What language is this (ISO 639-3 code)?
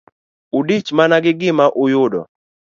luo